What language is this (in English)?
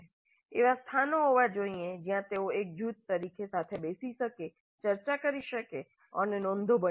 Gujarati